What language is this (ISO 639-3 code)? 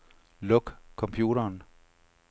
dan